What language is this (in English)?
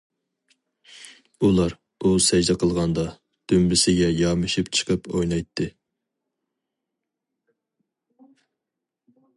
Uyghur